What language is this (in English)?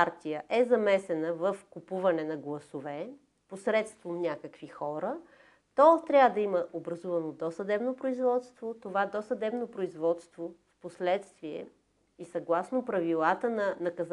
Bulgarian